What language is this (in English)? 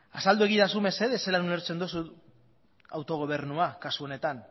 Basque